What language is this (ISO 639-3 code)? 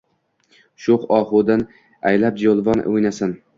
uzb